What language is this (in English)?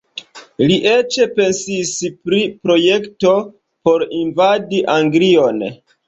Esperanto